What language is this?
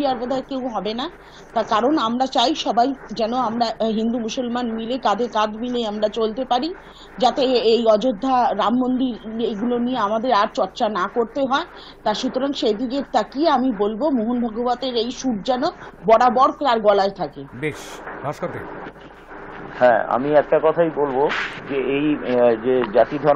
Romanian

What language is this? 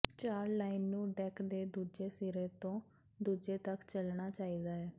Punjabi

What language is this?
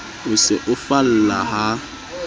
Southern Sotho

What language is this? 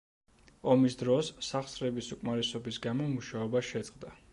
Georgian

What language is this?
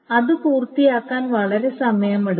Malayalam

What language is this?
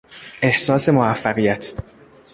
Persian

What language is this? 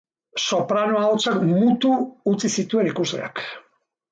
Basque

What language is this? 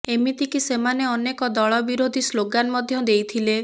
Odia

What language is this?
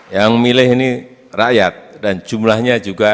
Indonesian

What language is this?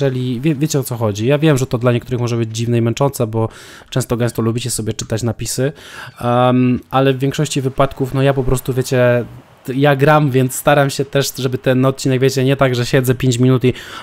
Polish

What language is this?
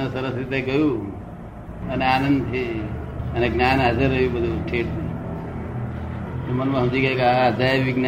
Gujarati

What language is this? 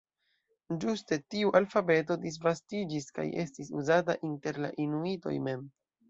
Esperanto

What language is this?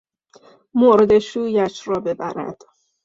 Persian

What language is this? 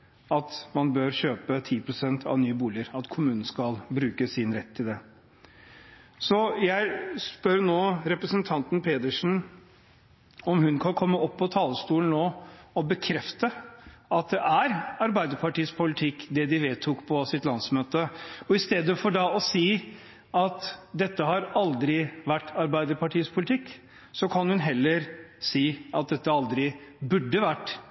Norwegian Bokmål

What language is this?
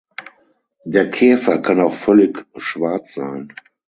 German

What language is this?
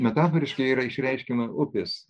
Lithuanian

